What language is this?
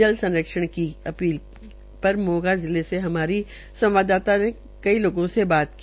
Hindi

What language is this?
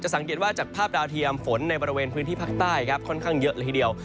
Thai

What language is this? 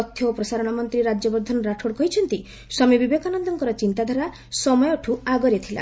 Odia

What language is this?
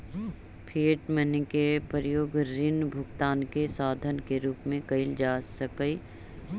Magahi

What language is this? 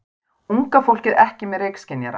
Icelandic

